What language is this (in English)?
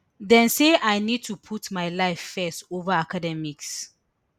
Nigerian Pidgin